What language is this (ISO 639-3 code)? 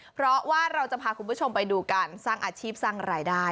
tha